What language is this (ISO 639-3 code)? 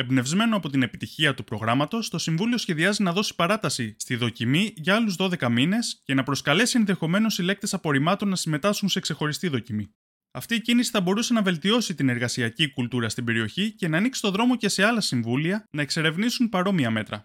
ell